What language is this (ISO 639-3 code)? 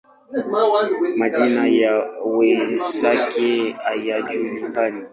swa